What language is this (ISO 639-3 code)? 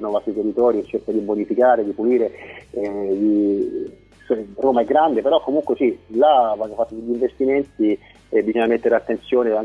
ita